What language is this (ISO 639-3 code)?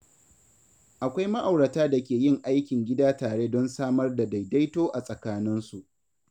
hau